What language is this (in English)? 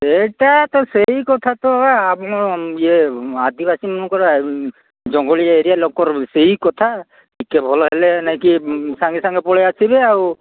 Odia